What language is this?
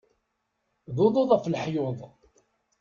Kabyle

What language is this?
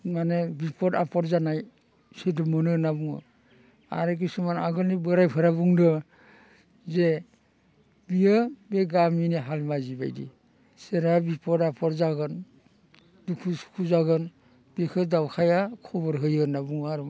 Bodo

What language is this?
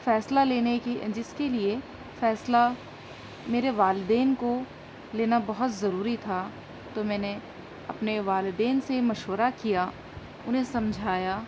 Urdu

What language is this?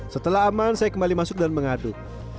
Indonesian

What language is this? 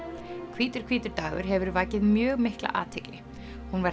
Icelandic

